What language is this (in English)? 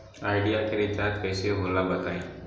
Bhojpuri